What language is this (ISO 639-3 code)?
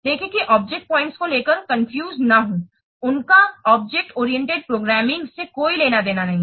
hin